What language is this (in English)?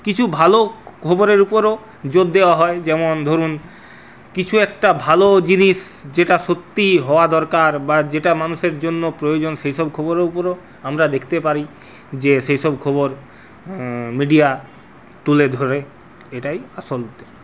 Bangla